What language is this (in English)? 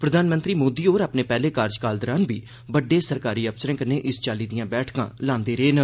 Dogri